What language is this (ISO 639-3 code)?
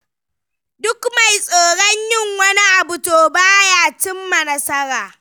hau